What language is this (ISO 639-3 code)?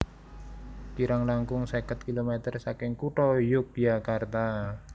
jav